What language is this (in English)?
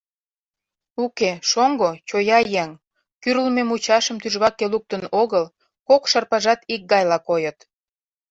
Mari